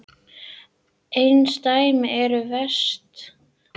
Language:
Icelandic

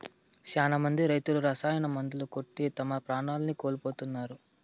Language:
Telugu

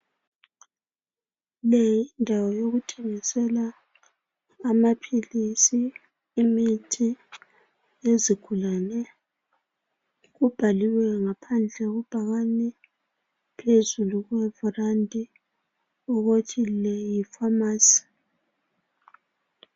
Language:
North Ndebele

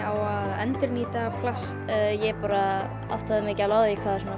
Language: Icelandic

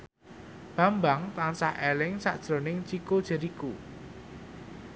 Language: Javanese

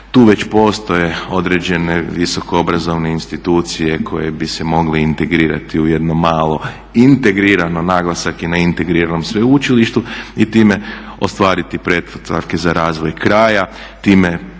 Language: Croatian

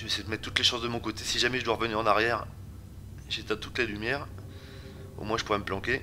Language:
French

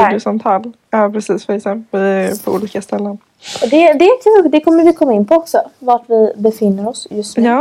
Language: Swedish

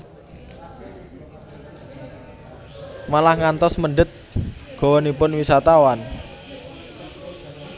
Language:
Javanese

